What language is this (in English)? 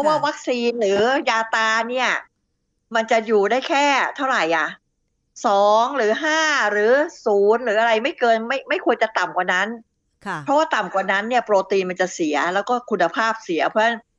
Thai